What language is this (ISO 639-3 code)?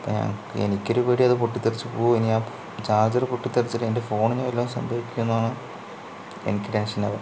mal